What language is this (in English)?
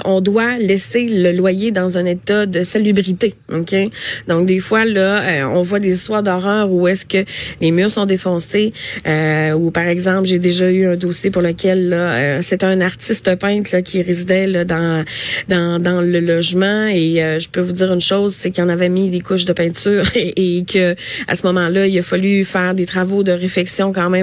French